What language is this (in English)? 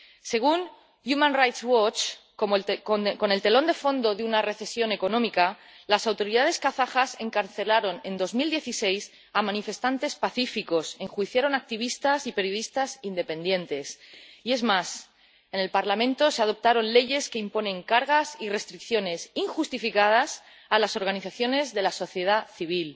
Spanish